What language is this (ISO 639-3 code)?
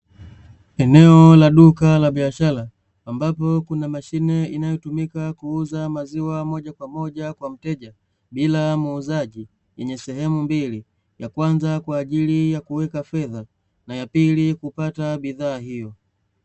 swa